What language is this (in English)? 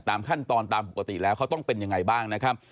Thai